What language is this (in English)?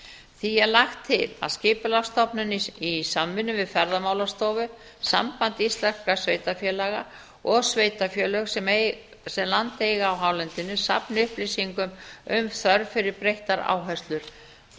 Icelandic